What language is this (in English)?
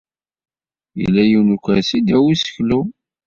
Kabyle